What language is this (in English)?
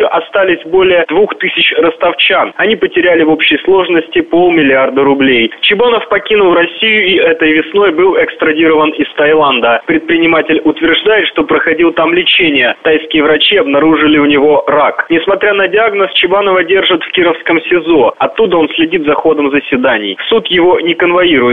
Russian